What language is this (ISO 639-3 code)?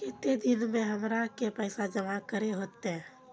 mag